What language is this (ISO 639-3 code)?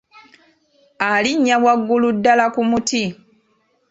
lug